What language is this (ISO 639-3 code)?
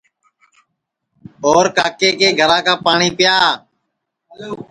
ssi